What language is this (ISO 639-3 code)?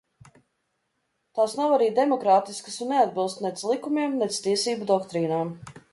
lav